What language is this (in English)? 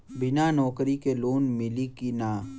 Bhojpuri